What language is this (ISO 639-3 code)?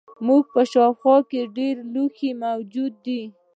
pus